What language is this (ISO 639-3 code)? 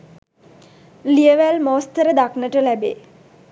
sin